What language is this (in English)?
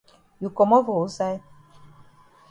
Cameroon Pidgin